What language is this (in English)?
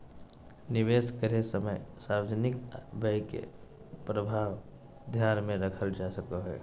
Magahi